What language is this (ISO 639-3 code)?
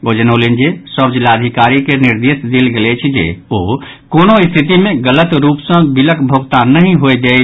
mai